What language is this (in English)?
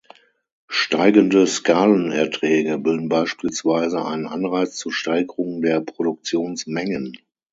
German